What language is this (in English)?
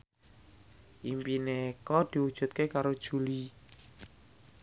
Javanese